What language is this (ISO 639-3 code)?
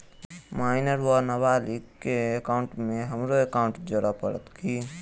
mai